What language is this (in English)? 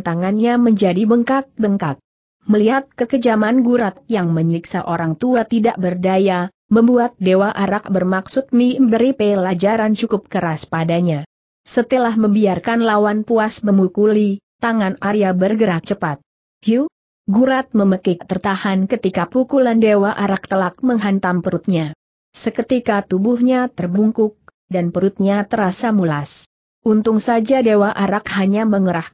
Indonesian